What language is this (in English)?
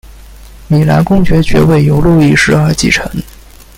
Chinese